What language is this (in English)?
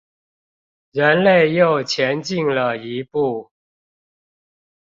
Chinese